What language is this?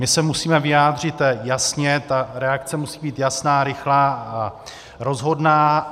Czech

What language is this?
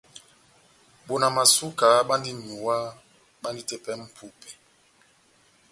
Batanga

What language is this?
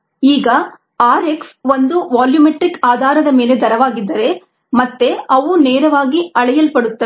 Kannada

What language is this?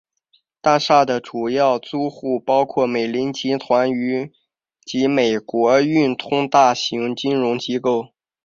Chinese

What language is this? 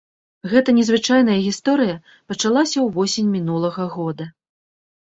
Belarusian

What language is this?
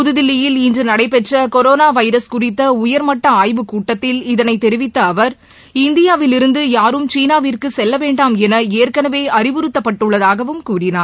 Tamil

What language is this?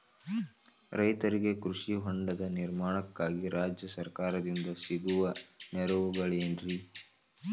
Kannada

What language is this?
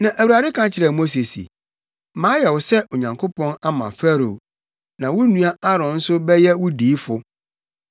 Akan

